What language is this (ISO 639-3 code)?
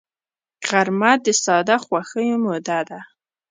pus